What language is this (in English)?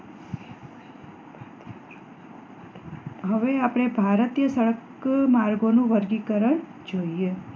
Gujarati